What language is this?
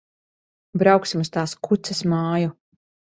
Latvian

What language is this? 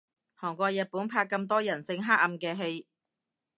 Cantonese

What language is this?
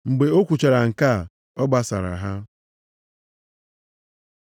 Igbo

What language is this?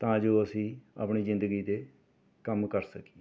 Punjabi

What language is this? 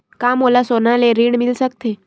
Chhattisgarhi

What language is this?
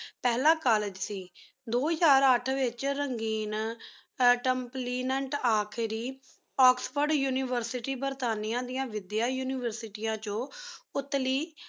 Punjabi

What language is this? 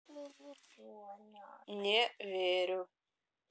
Russian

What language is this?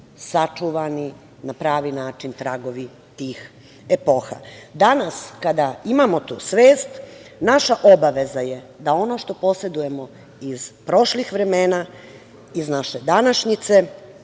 Serbian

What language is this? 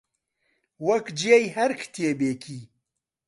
Central Kurdish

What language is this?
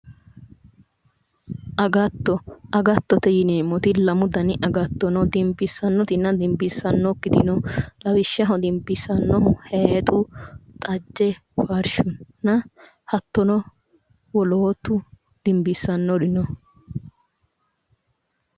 Sidamo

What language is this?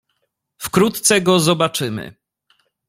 Polish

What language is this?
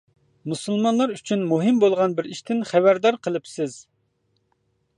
Uyghur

